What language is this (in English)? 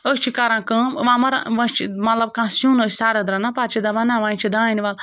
Kashmiri